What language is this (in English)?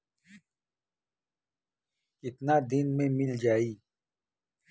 Bhojpuri